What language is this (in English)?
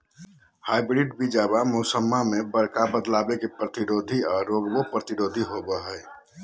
Magahi